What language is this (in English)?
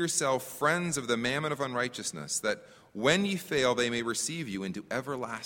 English